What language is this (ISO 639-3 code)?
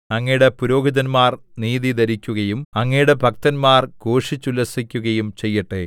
mal